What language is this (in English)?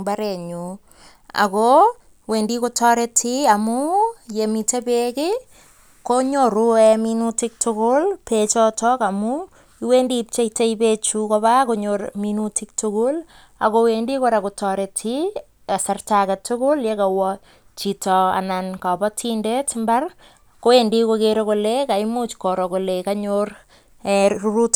Kalenjin